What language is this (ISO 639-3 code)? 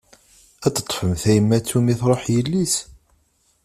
kab